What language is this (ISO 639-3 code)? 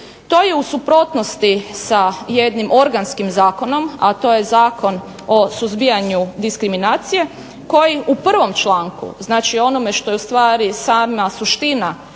hrv